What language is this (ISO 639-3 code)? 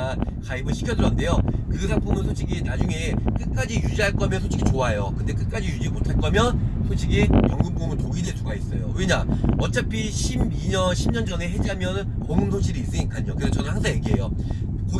kor